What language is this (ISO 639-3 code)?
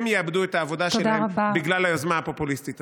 heb